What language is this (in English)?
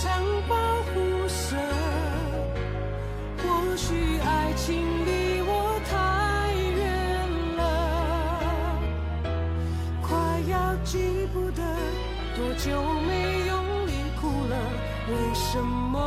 Chinese